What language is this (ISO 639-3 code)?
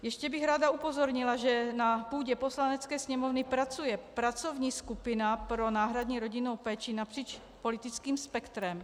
ces